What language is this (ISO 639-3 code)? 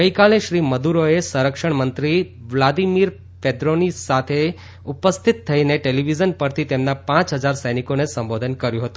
guj